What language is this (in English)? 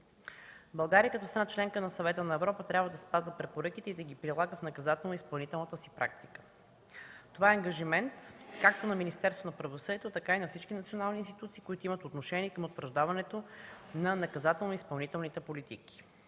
Bulgarian